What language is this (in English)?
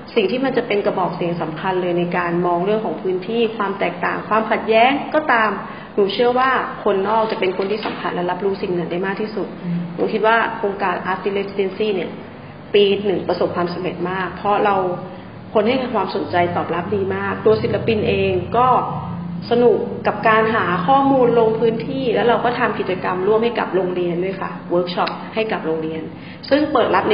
Thai